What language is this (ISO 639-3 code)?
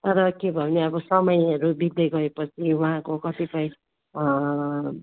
nep